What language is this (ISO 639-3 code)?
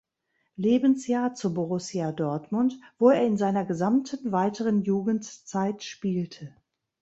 deu